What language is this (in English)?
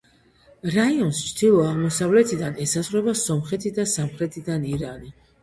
Georgian